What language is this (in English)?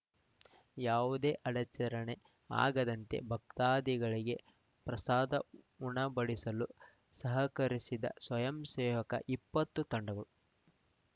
Kannada